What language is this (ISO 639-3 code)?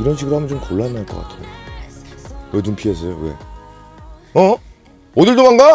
kor